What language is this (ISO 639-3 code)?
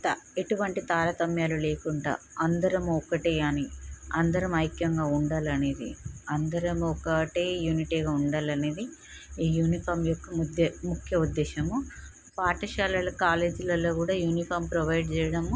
tel